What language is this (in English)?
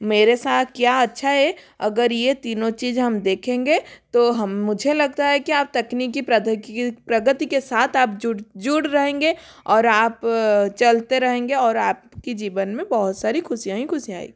Hindi